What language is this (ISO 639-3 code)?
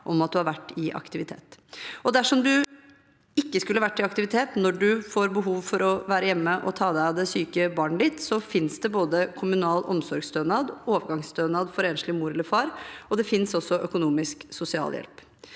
nor